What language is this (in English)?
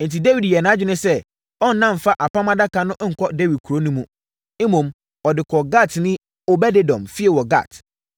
Akan